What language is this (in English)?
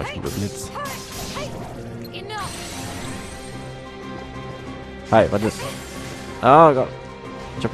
German